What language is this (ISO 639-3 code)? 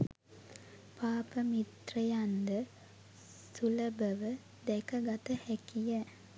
sin